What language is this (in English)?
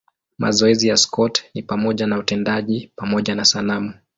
Swahili